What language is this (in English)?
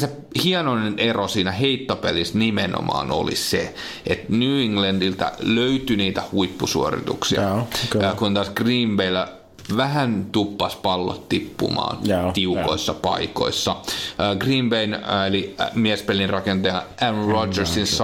Finnish